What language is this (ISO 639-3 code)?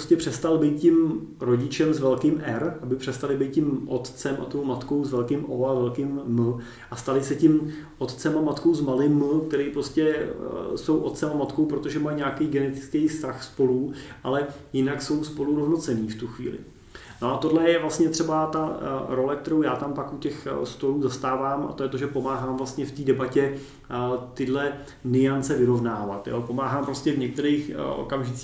ces